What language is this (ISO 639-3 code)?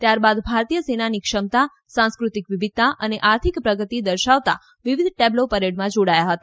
guj